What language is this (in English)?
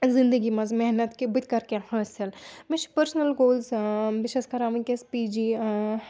Kashmiri